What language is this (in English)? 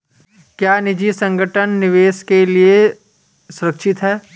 Hindi